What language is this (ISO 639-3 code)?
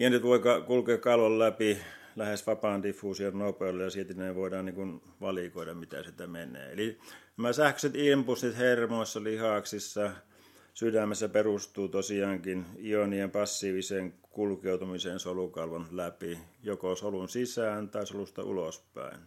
fin